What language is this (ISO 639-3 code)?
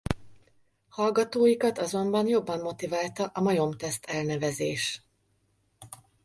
hun